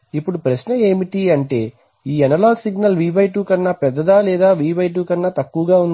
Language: Telugu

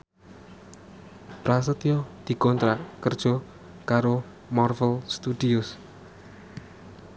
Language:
Javanese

